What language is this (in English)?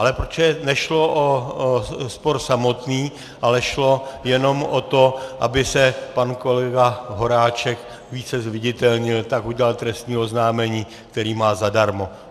Czech